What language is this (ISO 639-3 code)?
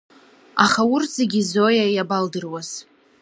abk